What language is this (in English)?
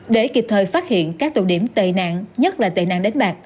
Vietnamese